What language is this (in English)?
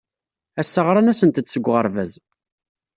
Kabyle